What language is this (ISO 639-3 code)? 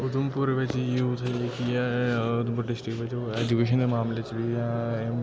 doi